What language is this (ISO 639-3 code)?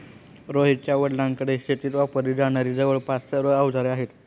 mar